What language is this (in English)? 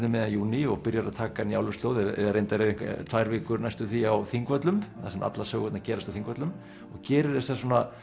Icelandic